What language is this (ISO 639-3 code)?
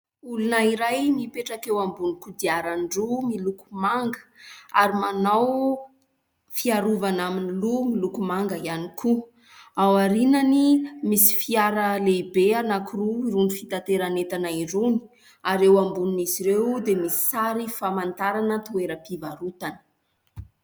mlg